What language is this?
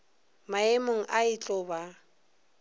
Northern Sotho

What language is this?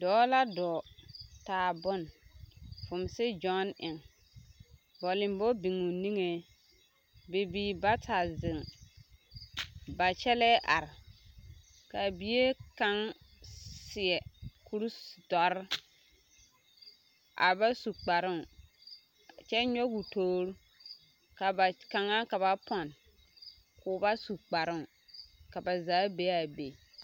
Southern Dagaare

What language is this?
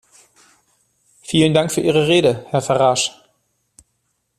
German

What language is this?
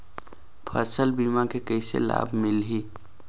Chhattisgarhi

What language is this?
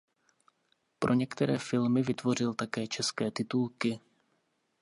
Czech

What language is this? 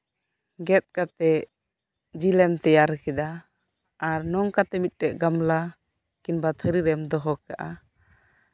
Santali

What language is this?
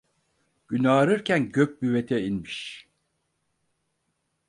Turkish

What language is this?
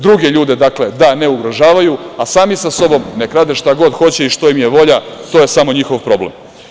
Serbian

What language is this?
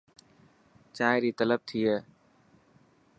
Dhatki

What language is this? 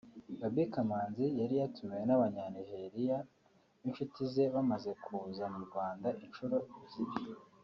Kinyarwanda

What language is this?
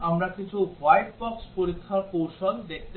Bangla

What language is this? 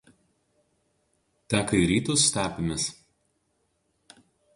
Lithuanian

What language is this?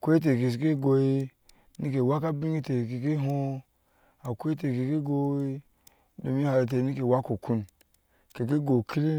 Ashe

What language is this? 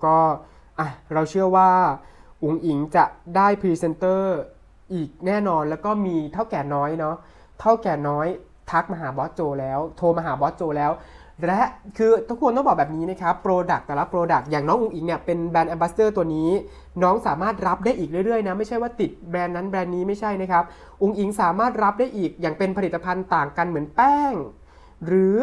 Thai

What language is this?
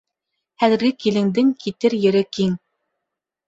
Bashkir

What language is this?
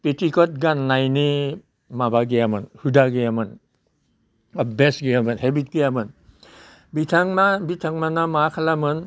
Bodo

